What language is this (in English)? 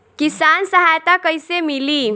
Bhojpuri